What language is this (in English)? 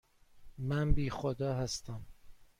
Persian